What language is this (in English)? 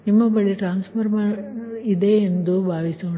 Kannada